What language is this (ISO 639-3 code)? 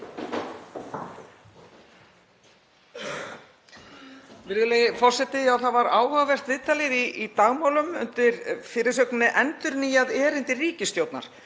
isl